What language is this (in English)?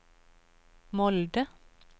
Norwegian